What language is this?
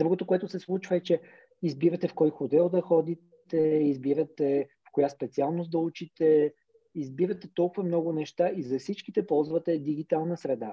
Bulgarian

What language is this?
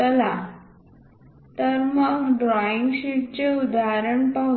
Marathi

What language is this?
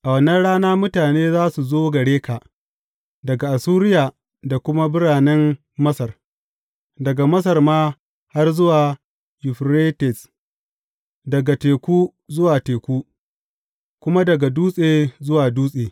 Hausa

